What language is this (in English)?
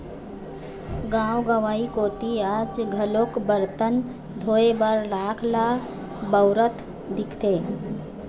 Chhattisgarhi